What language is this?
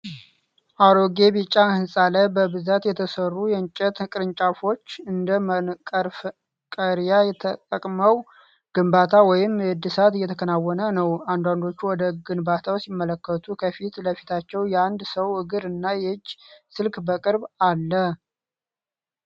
Amharic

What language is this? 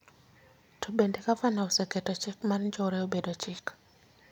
Luo (Kenya and Tanzania)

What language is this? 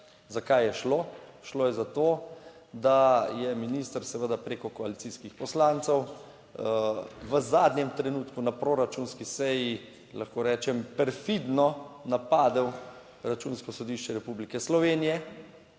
Slovenian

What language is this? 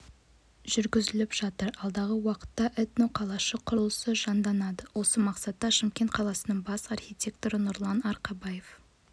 Kazakh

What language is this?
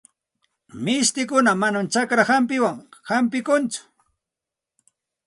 Santa Ana de Tusi Pasco Quechua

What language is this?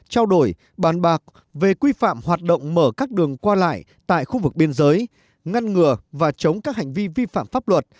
Vietnamese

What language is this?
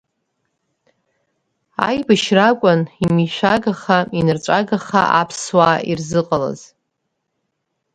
Abkhazian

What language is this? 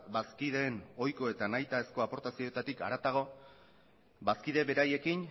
Basque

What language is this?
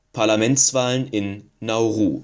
German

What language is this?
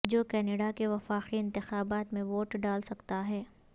Urdu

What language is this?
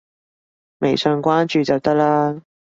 Cantonese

